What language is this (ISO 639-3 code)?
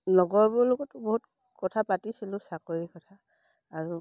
asm